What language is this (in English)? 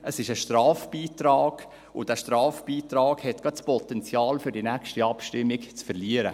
Swiss German